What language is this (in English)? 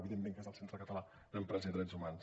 Catalan